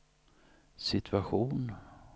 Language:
Swedish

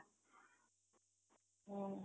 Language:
Odia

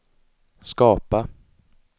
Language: Swedish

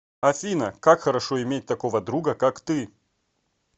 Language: Russian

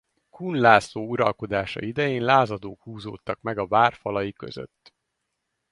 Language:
Hungarian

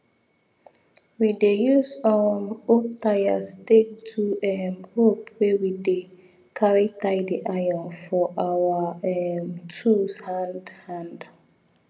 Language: Nigerian Pidgin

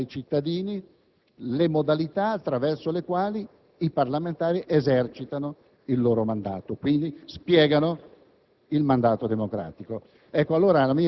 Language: Italian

